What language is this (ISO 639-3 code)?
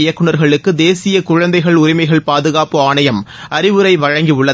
tam